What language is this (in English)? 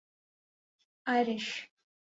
Urdu